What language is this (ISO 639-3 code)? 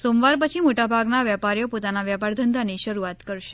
guj